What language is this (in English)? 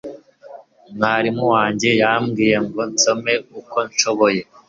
Kinyarwanda